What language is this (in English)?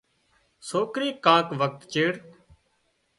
Wadiyara Koli